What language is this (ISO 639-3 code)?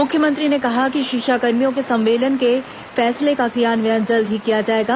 hin